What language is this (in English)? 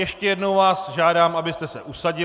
Czech